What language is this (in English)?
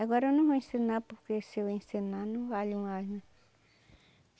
Portuguese